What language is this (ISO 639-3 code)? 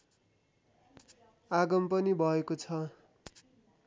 nep